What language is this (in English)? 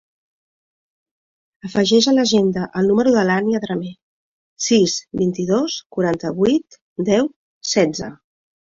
Catalan